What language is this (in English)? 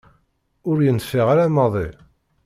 Kabyle